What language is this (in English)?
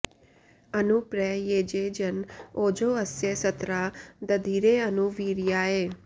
Sanskrit